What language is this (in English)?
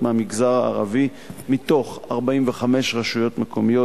Hebrew